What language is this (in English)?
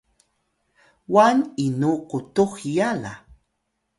Atayal